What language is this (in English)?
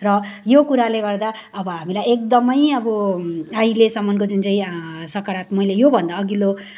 Nepali